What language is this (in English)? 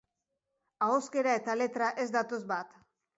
Basque